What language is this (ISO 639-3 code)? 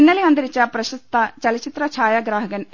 mal